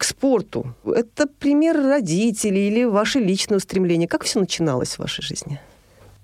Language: Russian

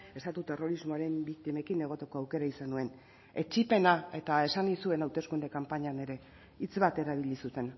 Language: Basque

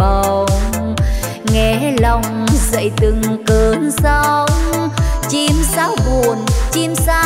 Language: Vietnamese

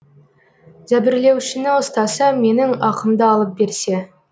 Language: Kazakh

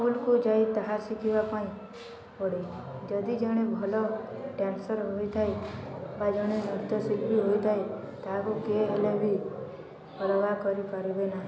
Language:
Odia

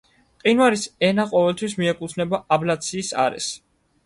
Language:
Georgian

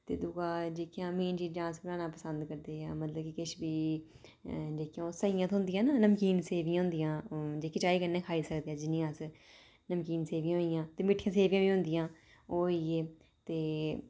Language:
Dogri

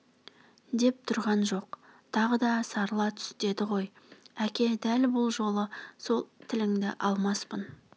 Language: Kazakh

